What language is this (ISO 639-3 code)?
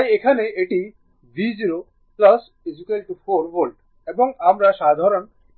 ben